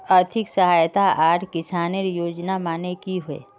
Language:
Magahi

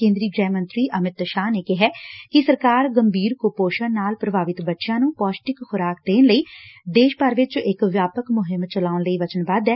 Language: Punjabi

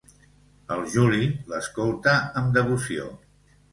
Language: Catalan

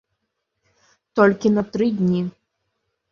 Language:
Belarusian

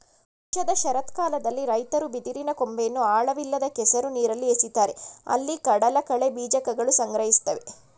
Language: Kannada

